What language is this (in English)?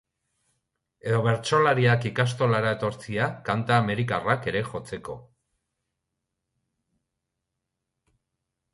Basque